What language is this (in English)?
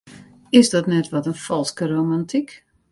Western Frisian